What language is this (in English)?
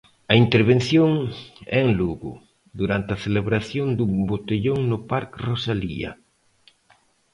Galician